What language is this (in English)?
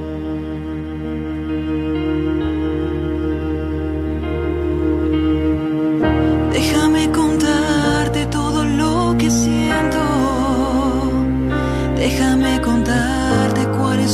Spanish